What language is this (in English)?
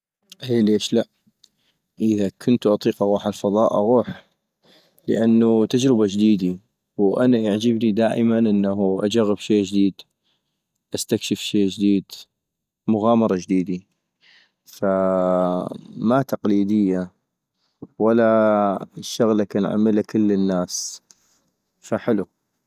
North Mesopotamian Arabic